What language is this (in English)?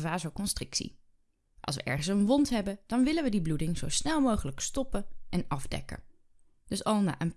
Dutch